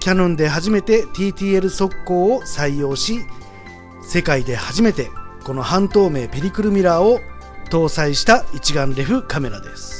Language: Japanese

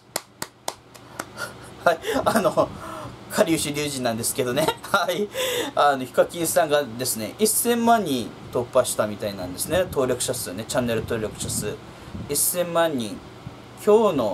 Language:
Japanese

